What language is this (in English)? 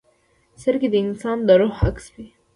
Pashto